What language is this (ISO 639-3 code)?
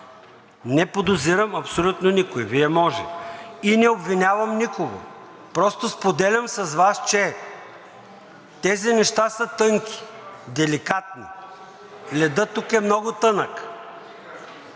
bul